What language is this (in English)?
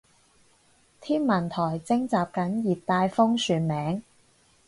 Cantonese